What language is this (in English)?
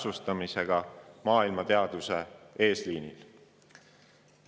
Estonian